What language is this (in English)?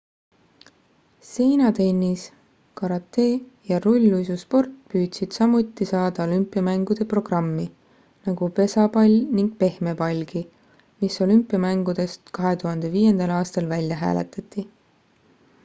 Estonian